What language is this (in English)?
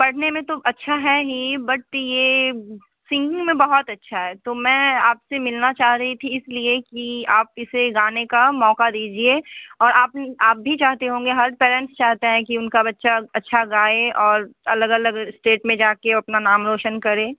Hindi